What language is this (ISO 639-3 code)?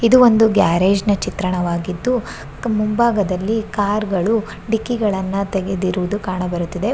kan